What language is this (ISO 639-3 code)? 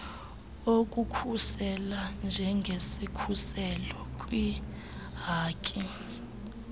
xho